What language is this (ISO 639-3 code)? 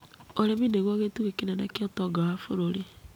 kik